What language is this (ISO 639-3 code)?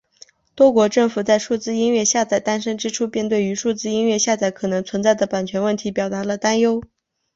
zho